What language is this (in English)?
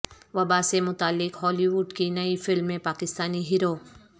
Urdu